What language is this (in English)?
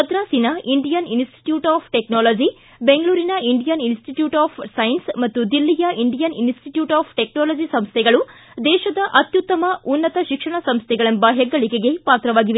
Kannada